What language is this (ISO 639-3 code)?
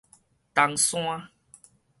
nan